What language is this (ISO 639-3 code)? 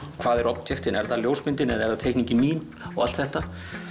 isl